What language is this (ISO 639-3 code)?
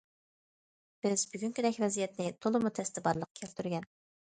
uig